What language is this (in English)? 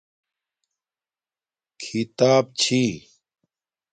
Domaaki